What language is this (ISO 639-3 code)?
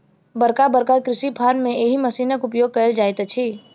mai